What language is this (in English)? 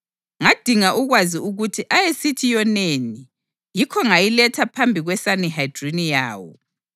North Ndebele